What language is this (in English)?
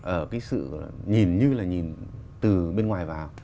Vietnamese